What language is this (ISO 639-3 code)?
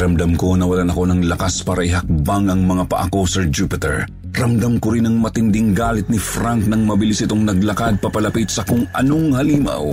fil